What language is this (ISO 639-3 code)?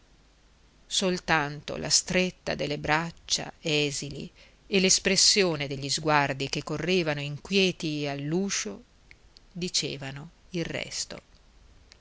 ita